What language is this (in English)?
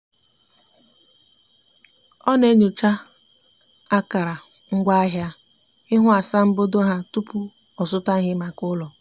Igbo